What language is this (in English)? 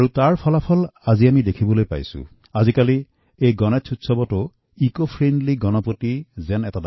Assamese